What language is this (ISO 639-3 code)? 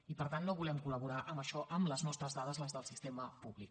cat